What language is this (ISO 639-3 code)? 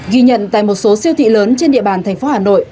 vie